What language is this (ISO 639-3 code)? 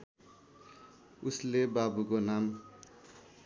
nep